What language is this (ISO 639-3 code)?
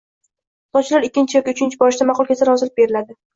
uzb